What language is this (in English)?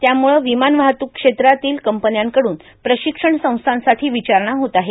Marathi